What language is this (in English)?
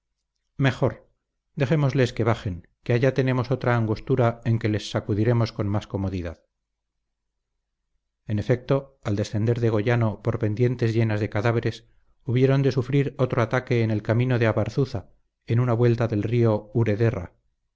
Spanish